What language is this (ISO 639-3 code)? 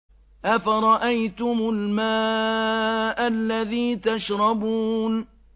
ara